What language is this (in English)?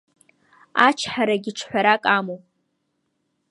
Abkhazian